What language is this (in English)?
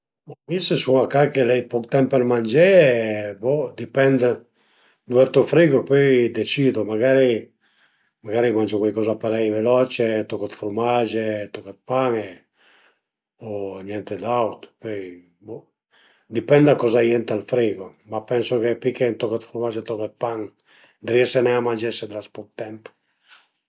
Piedmontese